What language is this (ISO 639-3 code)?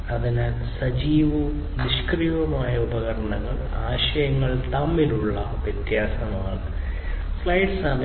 mal